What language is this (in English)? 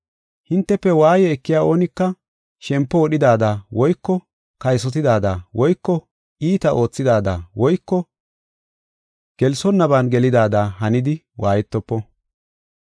Gofa